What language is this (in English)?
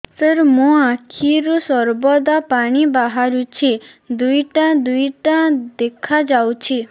Odia